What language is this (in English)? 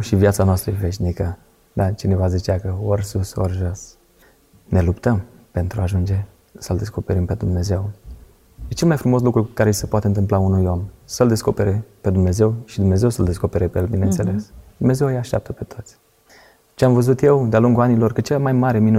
Romanian